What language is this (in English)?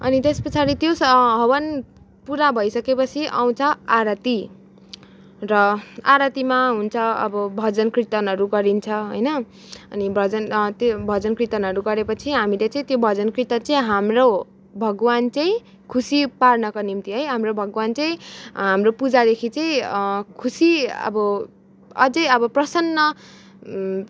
Nepali